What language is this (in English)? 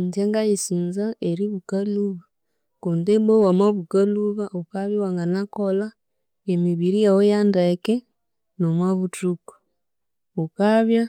Konzo